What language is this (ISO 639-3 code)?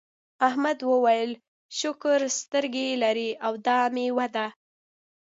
pus